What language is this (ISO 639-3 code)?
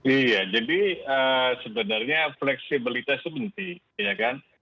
ind